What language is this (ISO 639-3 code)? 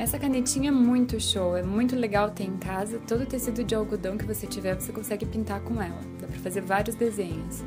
por